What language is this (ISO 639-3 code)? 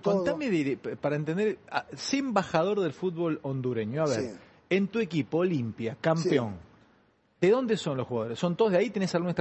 spa